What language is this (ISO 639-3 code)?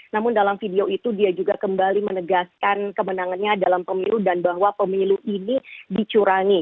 ind